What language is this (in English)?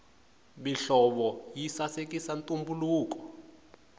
Tsonga